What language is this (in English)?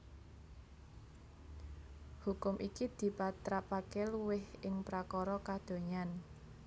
Javanese